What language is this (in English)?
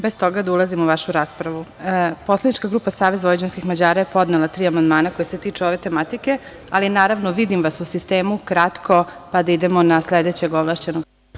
Serbian